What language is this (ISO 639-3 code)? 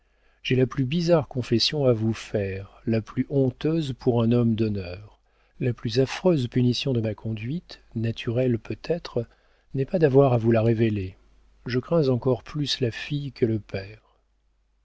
fra